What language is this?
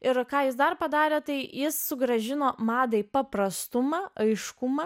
Lithuanian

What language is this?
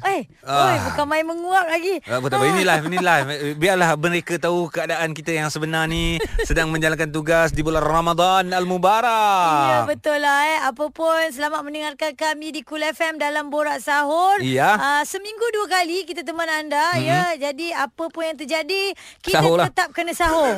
Malay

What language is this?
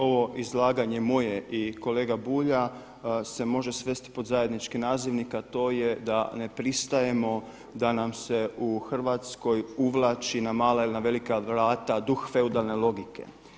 Croatian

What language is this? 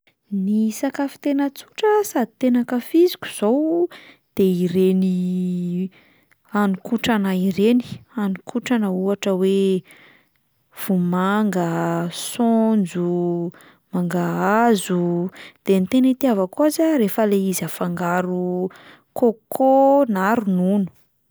Malagasy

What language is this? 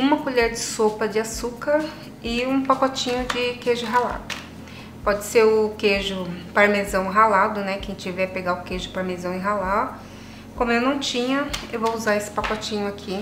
Portuguese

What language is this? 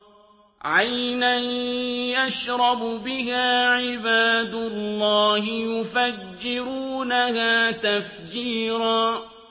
Arabic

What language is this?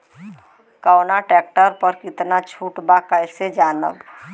Bhojpuri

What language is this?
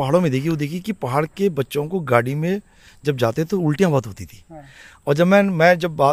Hindi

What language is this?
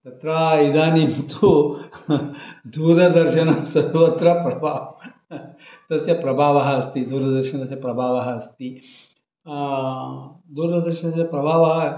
Sanskrit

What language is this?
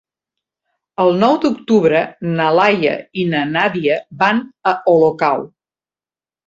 Catalan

